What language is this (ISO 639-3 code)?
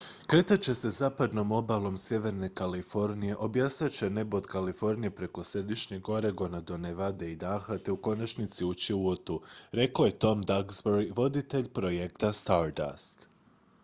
hrv